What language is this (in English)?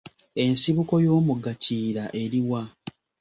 Ganda